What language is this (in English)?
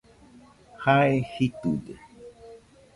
Nüpode Huitoto